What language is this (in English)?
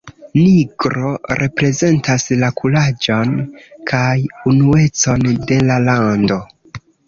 Esperanto